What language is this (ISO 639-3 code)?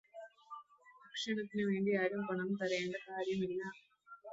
mal